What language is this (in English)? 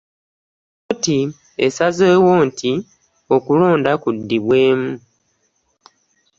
Ganda